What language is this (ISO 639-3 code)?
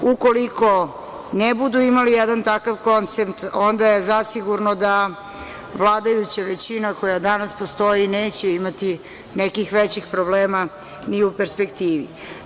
srp